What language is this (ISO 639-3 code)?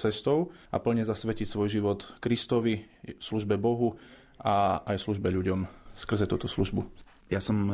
slk